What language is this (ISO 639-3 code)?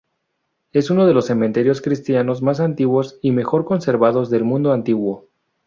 spa